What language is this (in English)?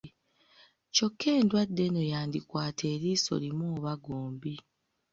Ganda